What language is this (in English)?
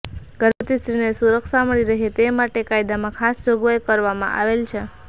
Gujarati